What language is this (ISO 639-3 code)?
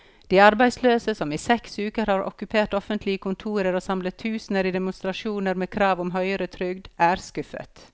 nor